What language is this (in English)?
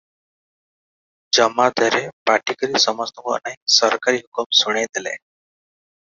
Odia